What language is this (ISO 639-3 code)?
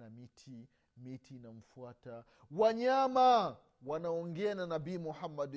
swa